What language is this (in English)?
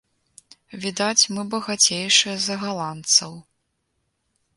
Belarusian